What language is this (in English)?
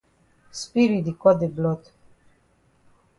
Cameroon Pidgin